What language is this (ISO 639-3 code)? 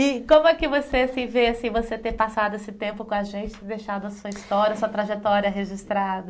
por